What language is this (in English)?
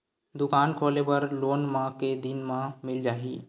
Chhattisgarhi